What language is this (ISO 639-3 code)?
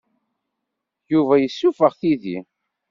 kab